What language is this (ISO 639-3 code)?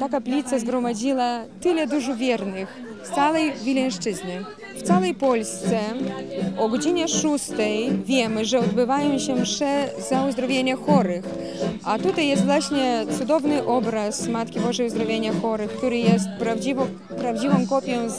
pol